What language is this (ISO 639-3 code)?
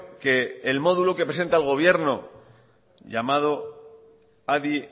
spa